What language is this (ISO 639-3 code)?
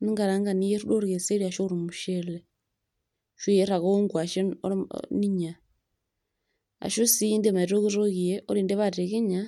mas